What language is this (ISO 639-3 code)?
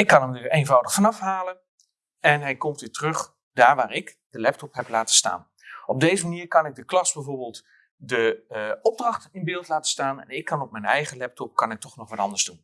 nld